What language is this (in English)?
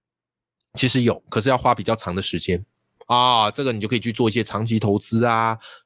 Chinese